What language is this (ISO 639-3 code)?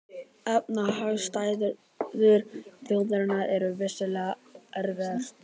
isl